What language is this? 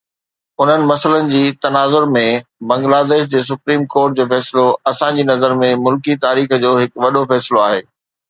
Sindhi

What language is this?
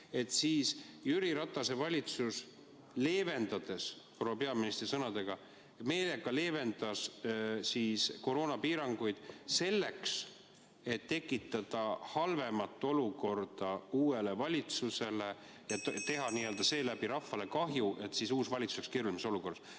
Estonian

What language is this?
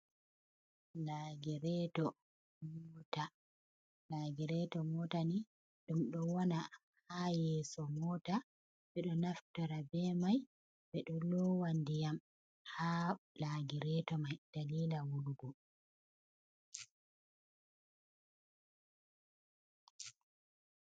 Fula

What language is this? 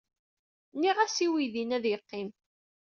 Kabyle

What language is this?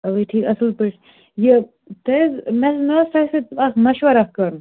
Kashmiri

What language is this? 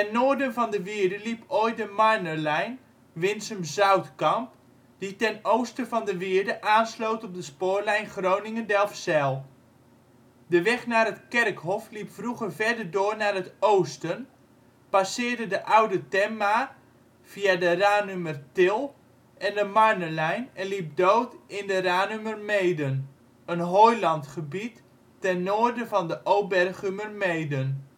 Dutch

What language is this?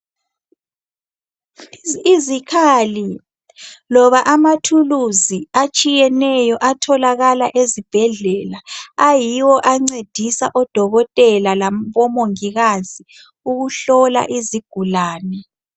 North Ndebele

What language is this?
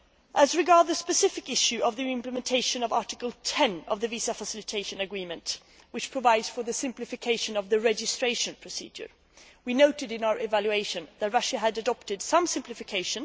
English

